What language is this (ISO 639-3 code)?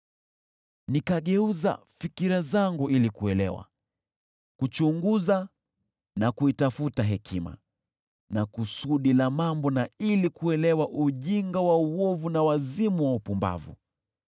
swa